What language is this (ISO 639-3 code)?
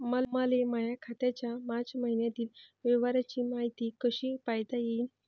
mar